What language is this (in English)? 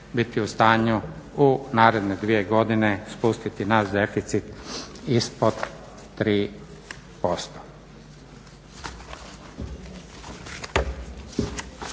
Croatian